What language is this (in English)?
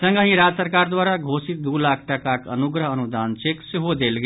Maithili